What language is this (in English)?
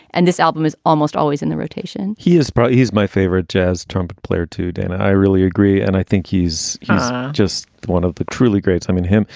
English